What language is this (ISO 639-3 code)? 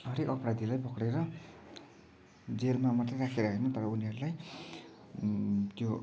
nep